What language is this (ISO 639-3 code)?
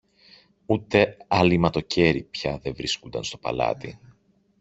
ell